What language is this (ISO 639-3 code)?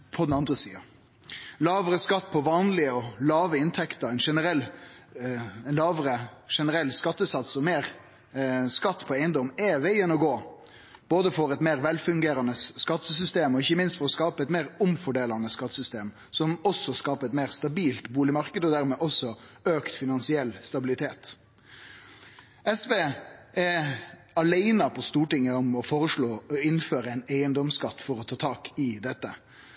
nno